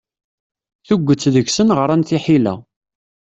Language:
Kabyle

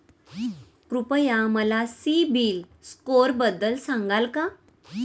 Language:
Marathi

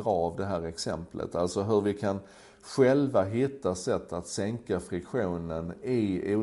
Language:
Swedish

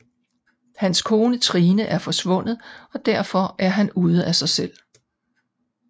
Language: Danish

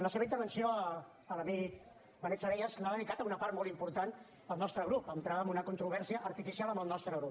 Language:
Catalan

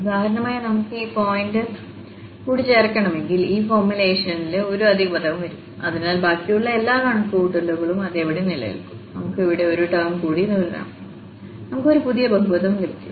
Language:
Malayalam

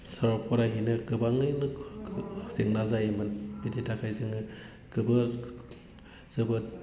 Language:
Bodo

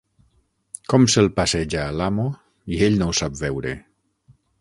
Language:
Catalan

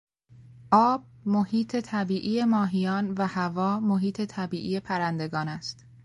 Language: Persian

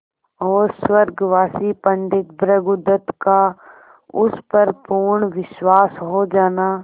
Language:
Hindi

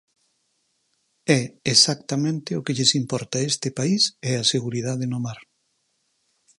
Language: Galician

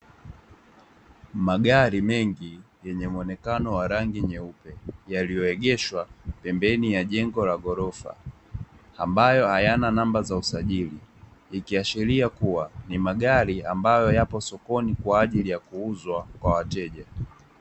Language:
Swahili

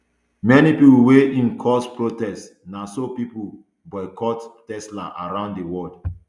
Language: Nigerian Pidgin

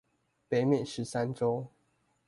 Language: Chinese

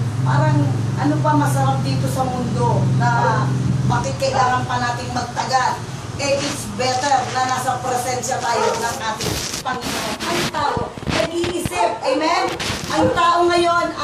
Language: Filipino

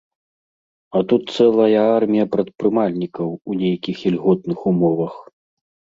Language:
Belarusian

